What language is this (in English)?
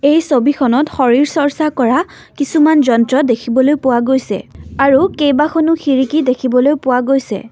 Assamese